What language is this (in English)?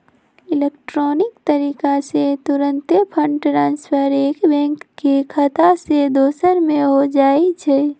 Magahi